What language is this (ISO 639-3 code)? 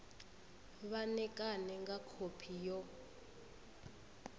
ven